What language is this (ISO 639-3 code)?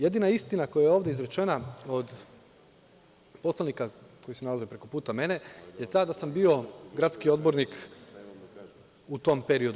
srp